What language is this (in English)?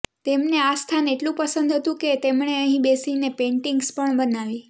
Gujarati